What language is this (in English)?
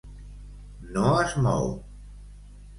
Catalan